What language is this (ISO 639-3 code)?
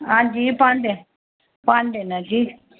doi